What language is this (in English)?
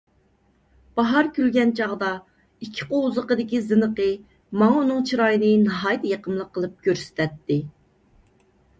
Uyghur